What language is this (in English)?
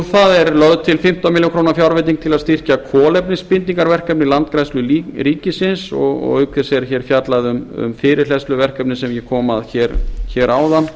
Icelandic